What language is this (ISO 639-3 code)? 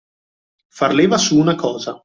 ita